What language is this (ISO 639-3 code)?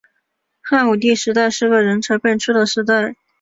zho